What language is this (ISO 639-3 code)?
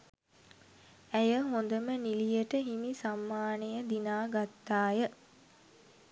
sin